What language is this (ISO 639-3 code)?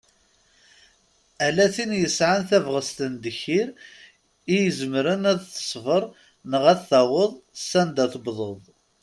kab